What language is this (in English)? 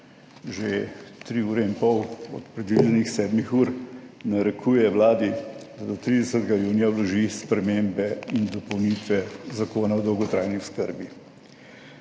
Slovenian